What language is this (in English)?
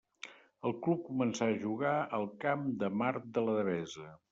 Catalan